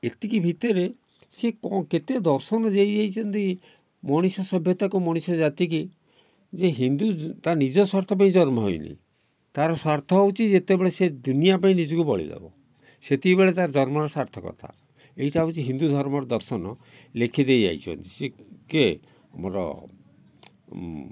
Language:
Odia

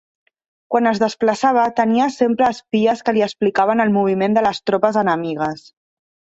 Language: Catalan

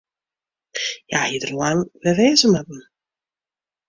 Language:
Western Frisian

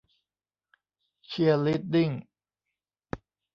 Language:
Thai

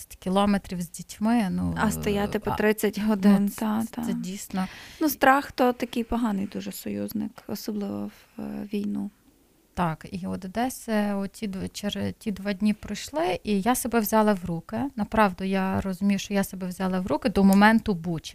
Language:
Ukrainian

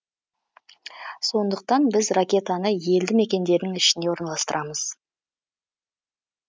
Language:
Kazakh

